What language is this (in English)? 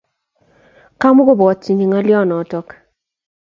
Kalenjin